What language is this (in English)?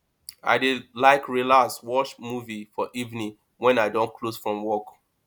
Nigerian Pidgin